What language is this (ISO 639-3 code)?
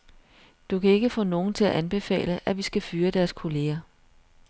dan